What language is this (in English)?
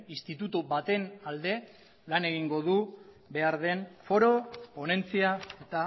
Basque